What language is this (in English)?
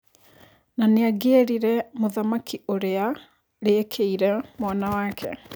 Kikuyu